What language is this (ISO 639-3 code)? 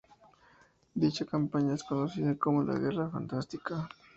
spa